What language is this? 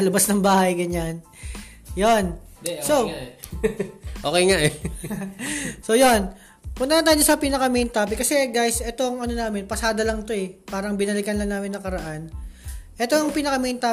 Filipino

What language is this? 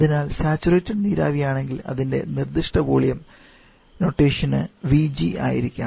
Malayalam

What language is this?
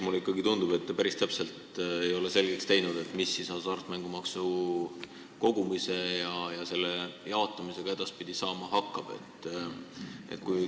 Estonian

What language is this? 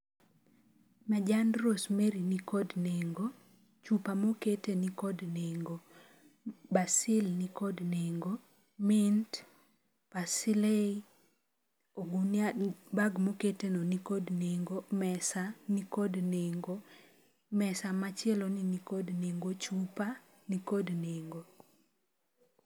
Luo (Kenya and Tanzania)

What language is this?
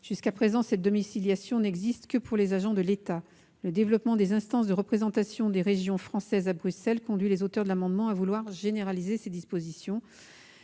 French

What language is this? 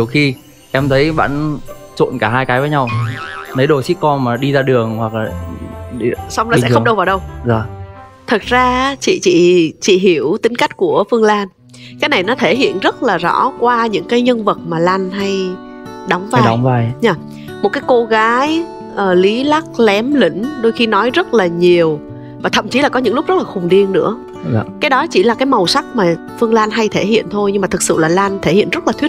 Vietnamese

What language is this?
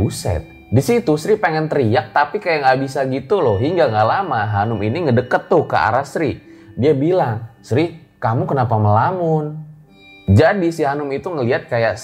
Indonesian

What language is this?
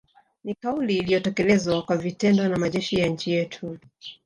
Swahili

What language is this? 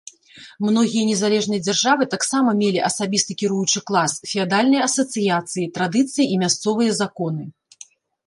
Belarusian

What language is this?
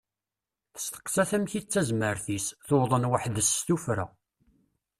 Kabyle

